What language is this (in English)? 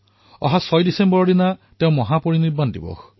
Assamese